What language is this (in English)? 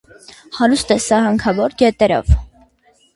Armenian